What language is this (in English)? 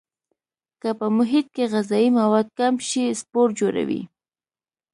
Pashto